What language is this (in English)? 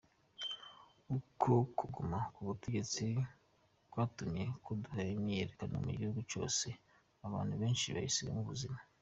Kinyarwanda